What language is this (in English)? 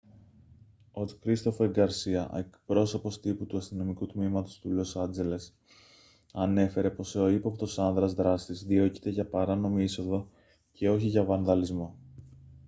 Greek